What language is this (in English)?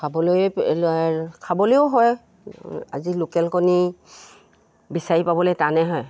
Assamese